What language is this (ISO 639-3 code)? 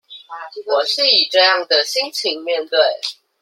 zho